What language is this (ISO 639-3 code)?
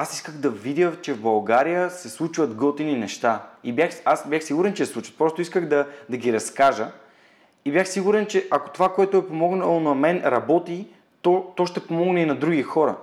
bul